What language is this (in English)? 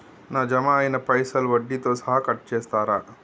Telugu